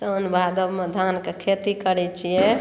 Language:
Maithili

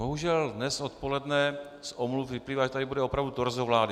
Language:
Czech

